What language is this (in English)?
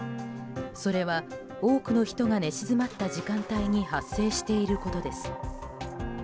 Japanese